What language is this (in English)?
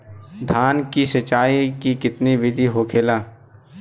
Bhojpuri